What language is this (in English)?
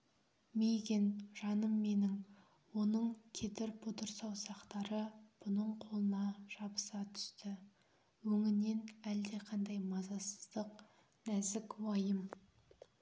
Kazakh